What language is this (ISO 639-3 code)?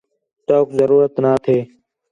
xhe